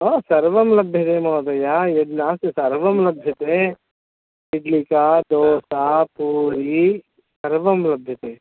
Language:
Sanskrit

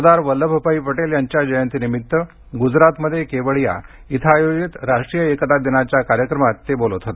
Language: Marathi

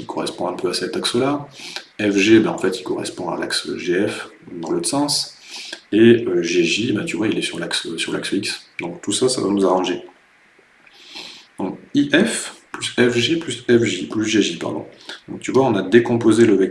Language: French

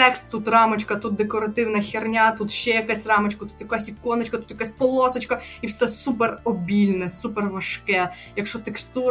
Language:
Ukrainian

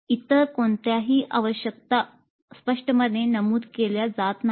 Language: Marathi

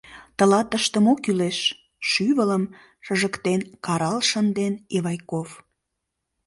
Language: Mari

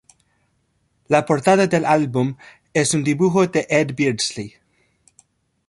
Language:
Spanish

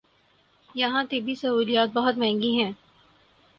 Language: Urdu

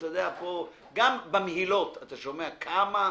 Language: Hebrew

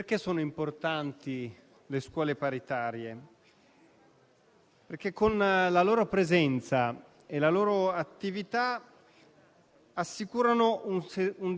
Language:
Italian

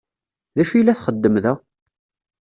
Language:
Kabyle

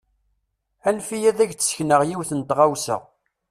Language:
Kabyle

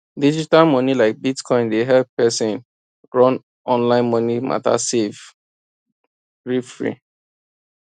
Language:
Nigerian Pidgin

